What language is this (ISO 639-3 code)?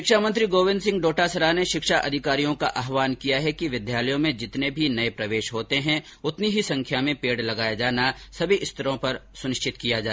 hin